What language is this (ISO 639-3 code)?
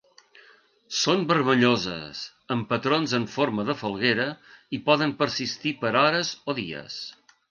cat